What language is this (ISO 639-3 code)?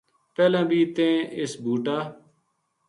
gju